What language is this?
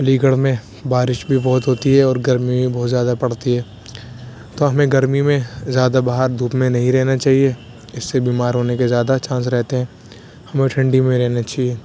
Urdu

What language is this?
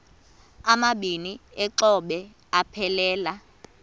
Xhosa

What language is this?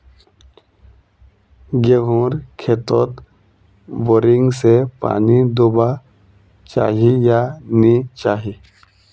Magahi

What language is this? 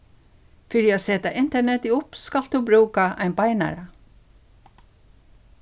Faroese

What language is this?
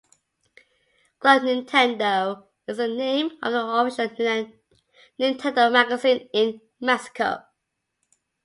English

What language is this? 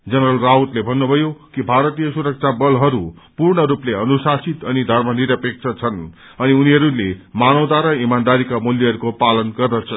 Nepali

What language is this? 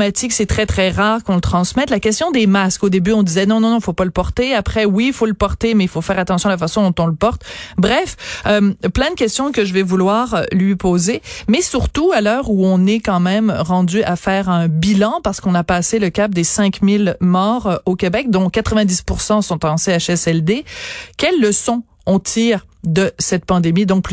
French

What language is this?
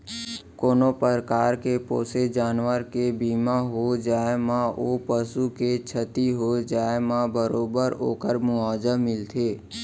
Chhattisgarhi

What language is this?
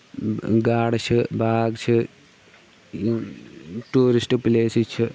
Kashmiri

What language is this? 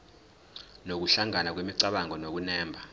Zulu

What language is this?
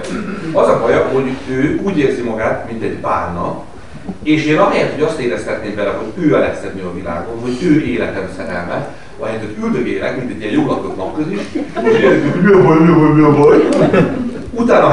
Hungarian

